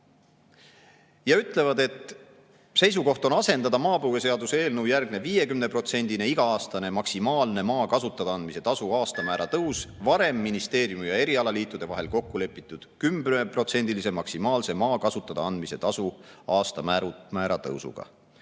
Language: Estonian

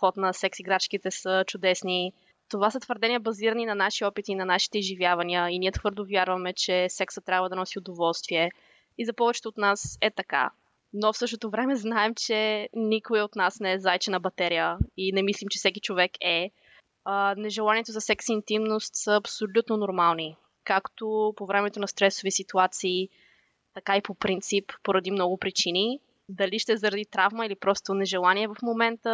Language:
Bulgarian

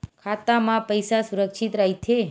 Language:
Chhattisgarhi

